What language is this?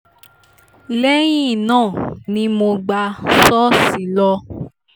Yoruba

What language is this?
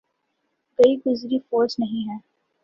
Urdu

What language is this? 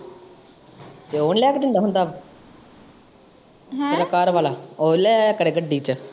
Punjabi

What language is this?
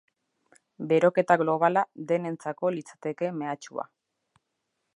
Basque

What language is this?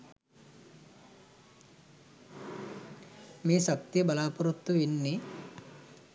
Sinhala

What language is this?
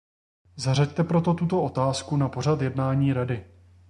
Czech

